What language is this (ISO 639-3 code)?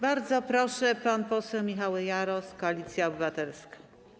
pol